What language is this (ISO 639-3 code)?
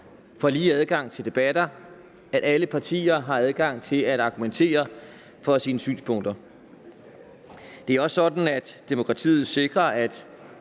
dan